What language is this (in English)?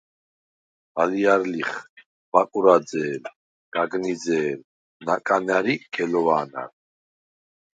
Svan